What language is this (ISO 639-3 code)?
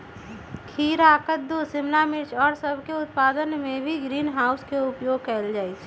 mag